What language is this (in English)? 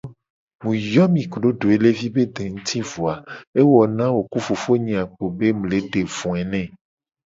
Gen